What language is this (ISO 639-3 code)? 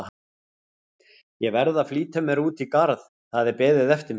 isl